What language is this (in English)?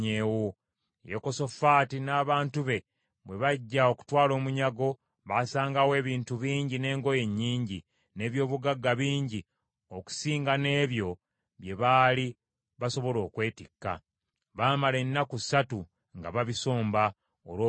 Ganda